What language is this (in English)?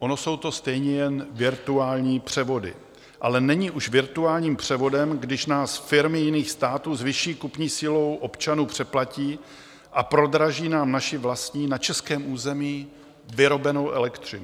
Czech